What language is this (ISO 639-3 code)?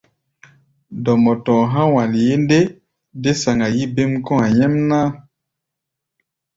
gba